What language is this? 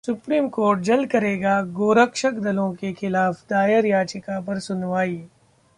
Hindi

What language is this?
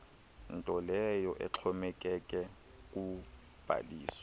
Xhosa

